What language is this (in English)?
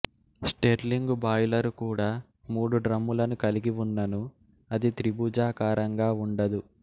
Telugu